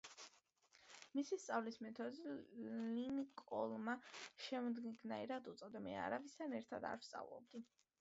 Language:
Georgian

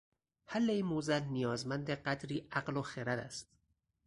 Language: Persian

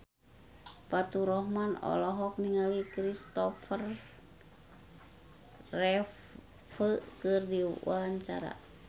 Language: Sundanese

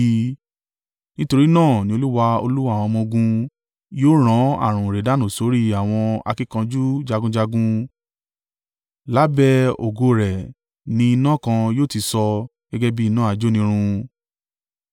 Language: Yoruba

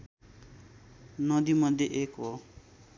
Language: Nepali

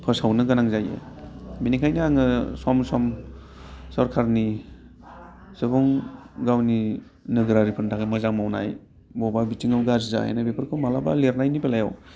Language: Bodo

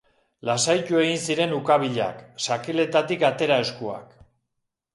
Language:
Basque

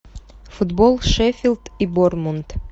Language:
Russian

